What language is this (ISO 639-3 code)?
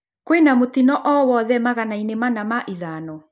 kik